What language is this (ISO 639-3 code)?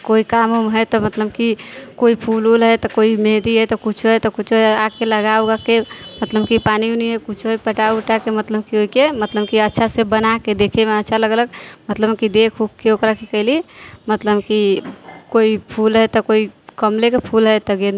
mai